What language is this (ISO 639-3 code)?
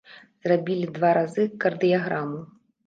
bel